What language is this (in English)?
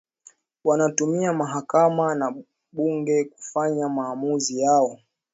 Swahili